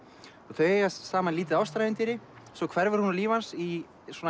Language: Icelandic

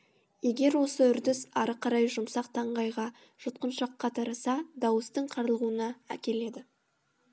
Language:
Kazakh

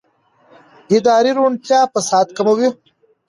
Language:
Pashto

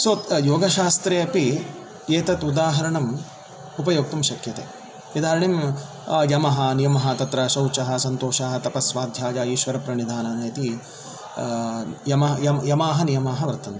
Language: Sanskrit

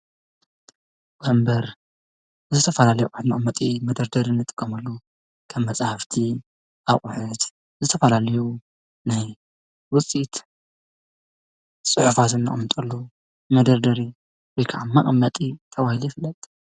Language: Tigrinya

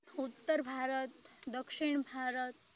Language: Gujarati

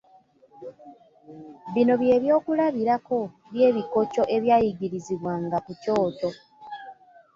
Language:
Ganda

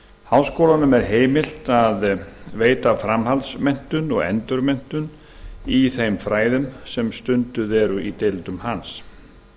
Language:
Icelandic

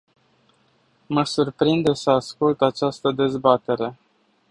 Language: Romanian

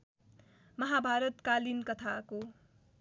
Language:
Nepali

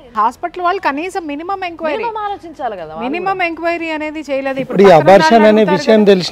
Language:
Telugu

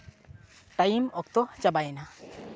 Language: Santali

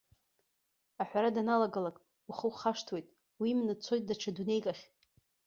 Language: Abkhazian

